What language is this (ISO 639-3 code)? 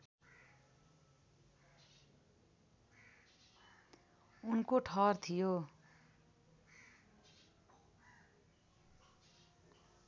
nep